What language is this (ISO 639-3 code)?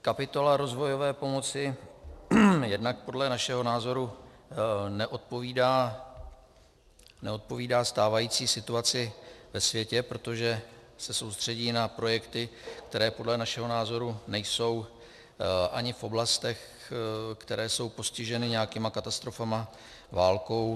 ces